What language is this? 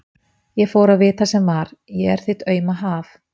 Icelandic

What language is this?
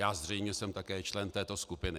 Czech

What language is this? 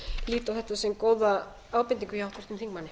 Icelandic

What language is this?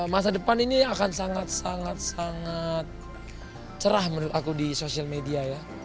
Indonesian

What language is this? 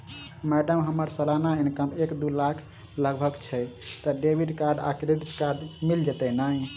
Maithili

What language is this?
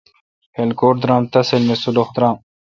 Kalkoti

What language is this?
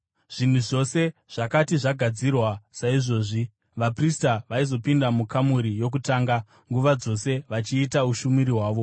Shona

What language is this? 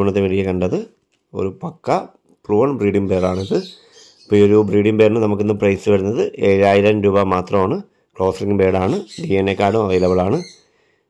Malayalam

